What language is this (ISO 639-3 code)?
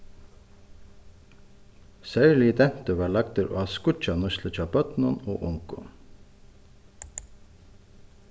fao